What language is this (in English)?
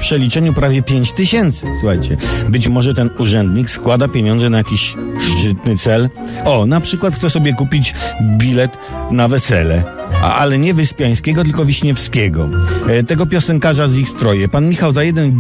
Polish